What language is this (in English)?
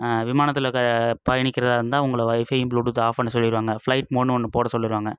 Tamil